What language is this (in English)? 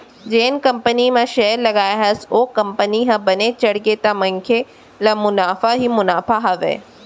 Chhattisgarhi